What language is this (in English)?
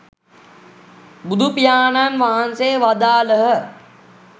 Sinhala